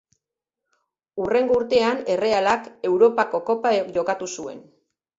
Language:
Basque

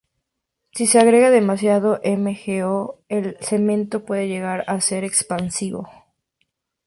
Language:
Spanish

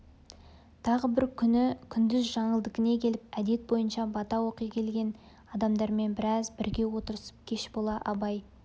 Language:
Kazakh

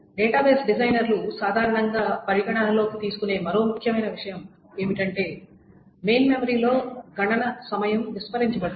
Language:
Telugu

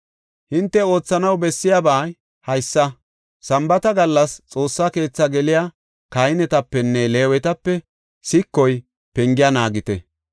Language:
Gofa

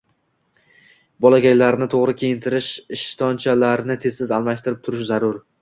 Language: Uzbek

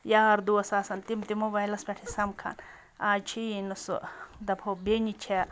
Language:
Kashmiri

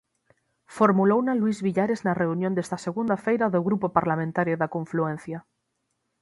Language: Galician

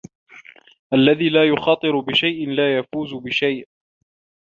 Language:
Arabic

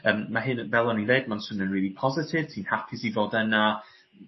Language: Welsh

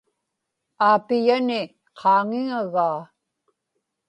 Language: Inupiaq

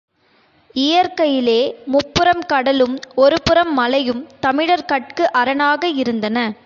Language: Tamil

